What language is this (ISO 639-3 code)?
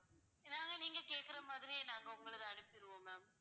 tam